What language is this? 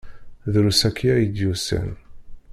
Kabyle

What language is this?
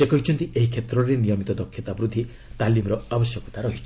Odia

